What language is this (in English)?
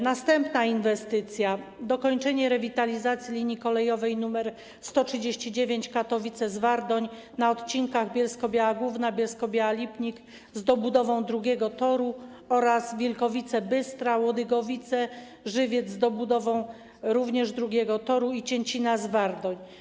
Polish